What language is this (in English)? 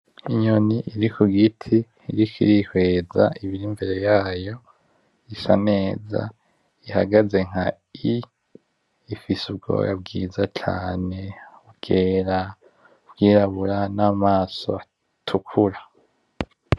Rundi